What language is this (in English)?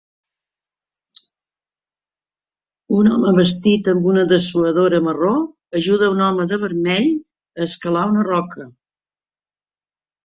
Catalan